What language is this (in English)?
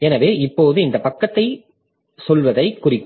Tamil